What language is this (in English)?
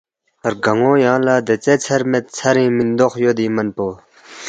Balti